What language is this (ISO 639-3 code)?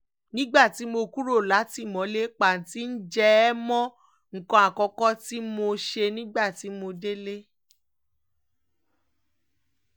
yor